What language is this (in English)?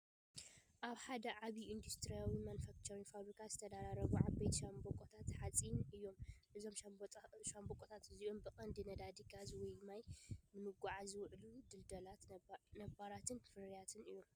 Tigrinya